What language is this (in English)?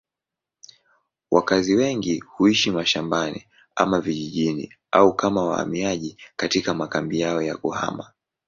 Swahili